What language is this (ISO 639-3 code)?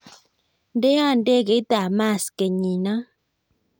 kln